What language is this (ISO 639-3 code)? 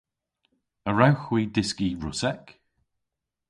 cor